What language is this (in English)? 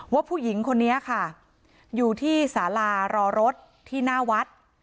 Thai